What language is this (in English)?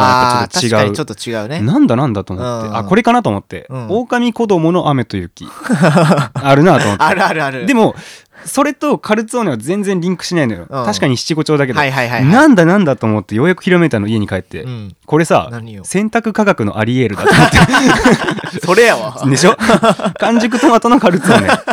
Japanese